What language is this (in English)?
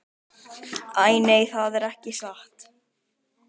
Icelandic